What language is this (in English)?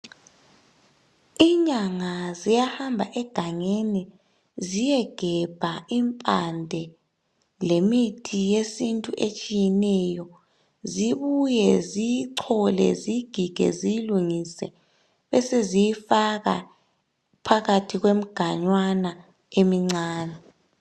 North Ndebele